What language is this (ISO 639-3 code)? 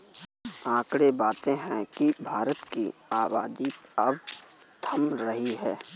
hin